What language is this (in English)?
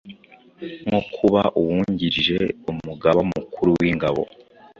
Kinyarwanda